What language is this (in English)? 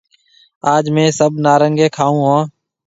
Marwari (Pakistan)